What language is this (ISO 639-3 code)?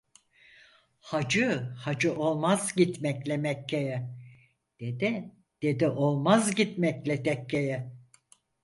tur